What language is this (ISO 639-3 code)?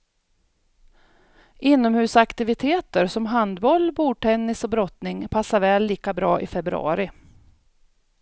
swe